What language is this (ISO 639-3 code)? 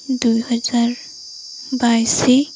ori